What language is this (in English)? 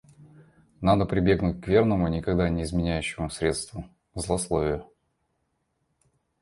Russian